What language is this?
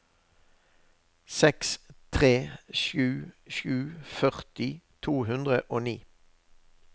Norwegian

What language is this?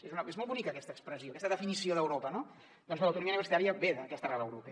Catalan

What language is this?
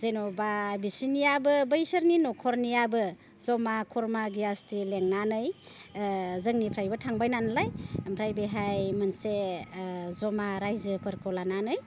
Bodo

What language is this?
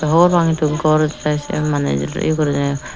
Chakma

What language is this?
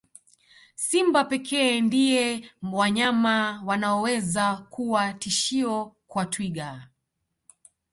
Swahili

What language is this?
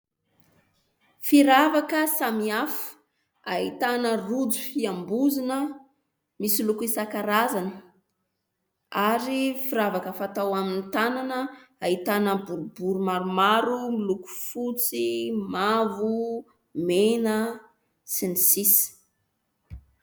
Malagasy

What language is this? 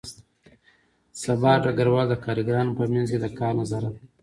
Pashto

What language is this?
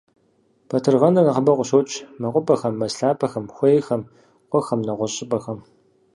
Kabardian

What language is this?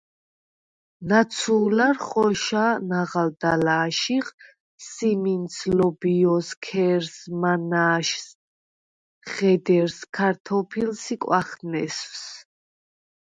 Svan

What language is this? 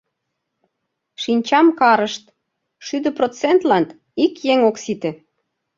Mari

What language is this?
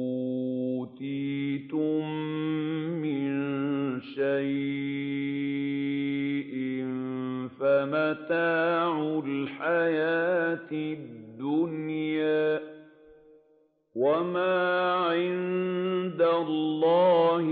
Arabic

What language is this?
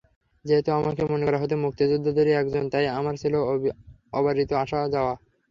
Bangla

